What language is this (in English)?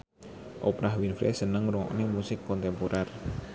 Javanese